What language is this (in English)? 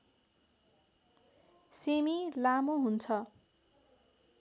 Nepali